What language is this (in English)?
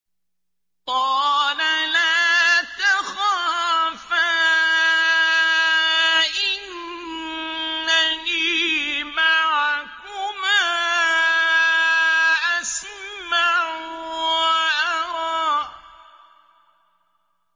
Arabic